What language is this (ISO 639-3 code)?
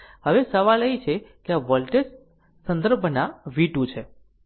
guj